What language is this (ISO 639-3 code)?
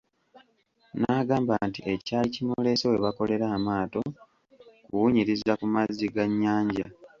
lug